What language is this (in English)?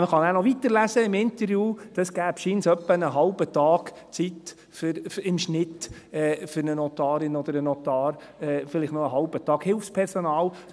Swiss German